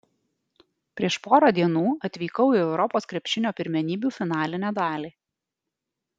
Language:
Lithuanian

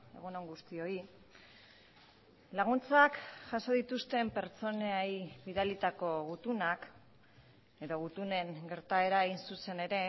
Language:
Basque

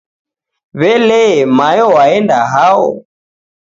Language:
Taita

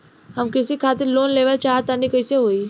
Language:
Bhojpuri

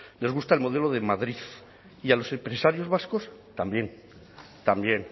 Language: Spanish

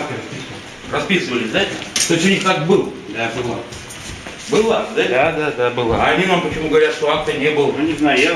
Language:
Russian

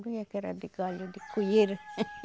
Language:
Portuguese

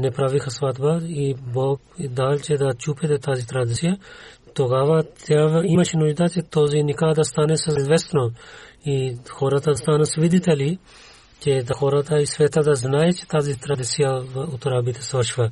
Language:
Bulgarian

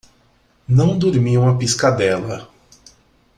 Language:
Portuguese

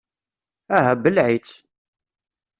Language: Kabyle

